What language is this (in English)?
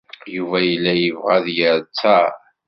Kabyle